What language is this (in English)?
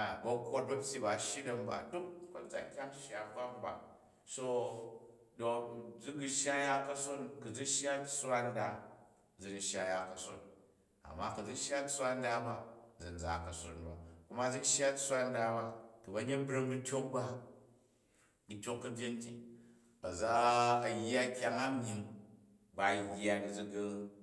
Jju